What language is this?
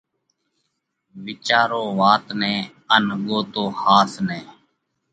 Parkari Koli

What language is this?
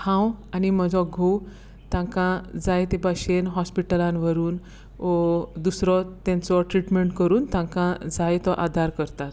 Konkani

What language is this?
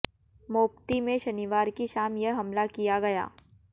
Hindi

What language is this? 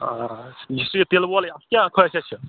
Kashmiri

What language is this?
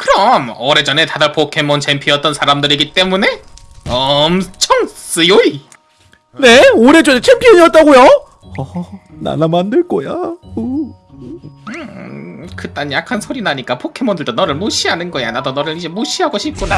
Korean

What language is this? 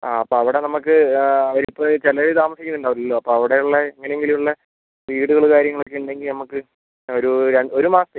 Malayalam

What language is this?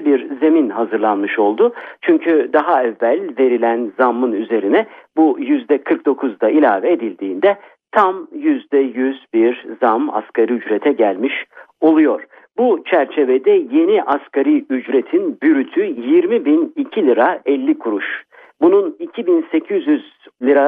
Turkish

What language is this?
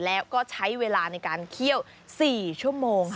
Thai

